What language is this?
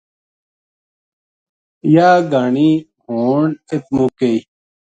Gujari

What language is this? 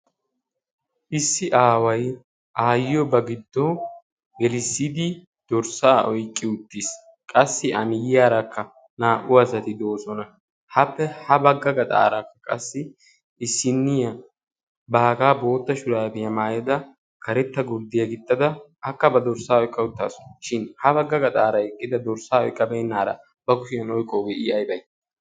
Wolaytta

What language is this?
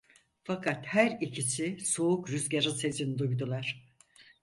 Turkish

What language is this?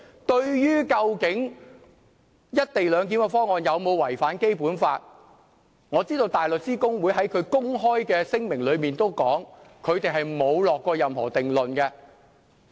Cantonese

